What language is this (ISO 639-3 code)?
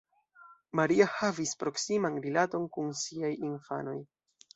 epo